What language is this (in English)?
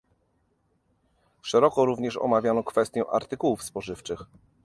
Polish